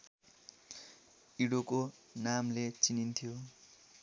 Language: Nepali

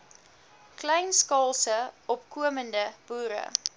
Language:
Afrikaans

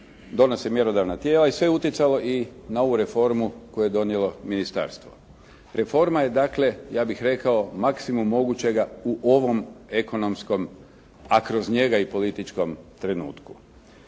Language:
Croatian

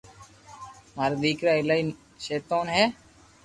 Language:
Loarki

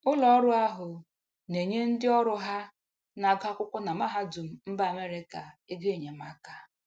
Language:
Igbo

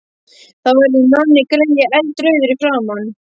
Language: Icelandic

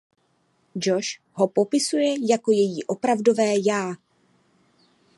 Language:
Czech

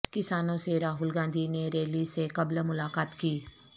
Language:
Urdu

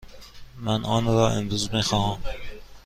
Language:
Persian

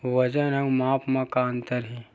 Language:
Chhattisgarhi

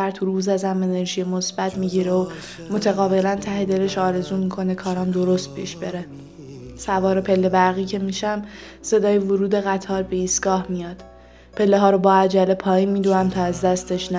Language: Persian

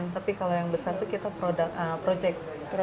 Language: Indonesian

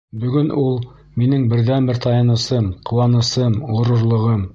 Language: Bashkir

